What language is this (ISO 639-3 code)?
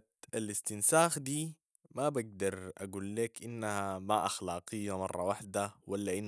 apd